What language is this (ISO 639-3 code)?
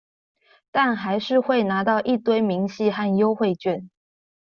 zho